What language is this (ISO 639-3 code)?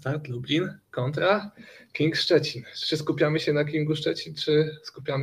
pol